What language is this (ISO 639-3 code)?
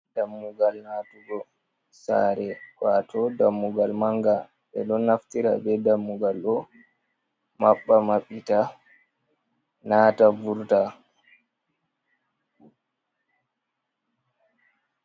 ful